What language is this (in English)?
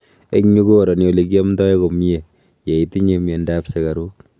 Kalenjin